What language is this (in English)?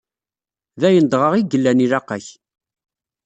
Kabyle